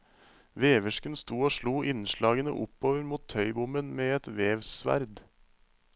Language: Norwegian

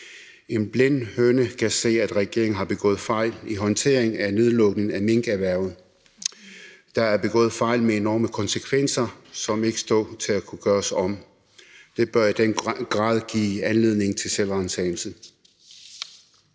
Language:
Danish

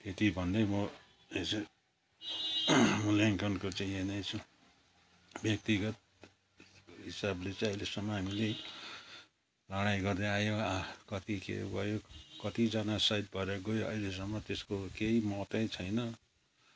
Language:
Nepali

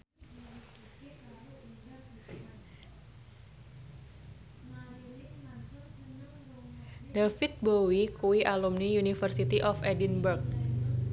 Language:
Javanese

